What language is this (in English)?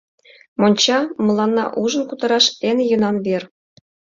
Mari